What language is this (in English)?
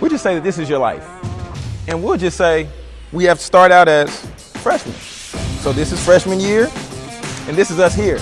English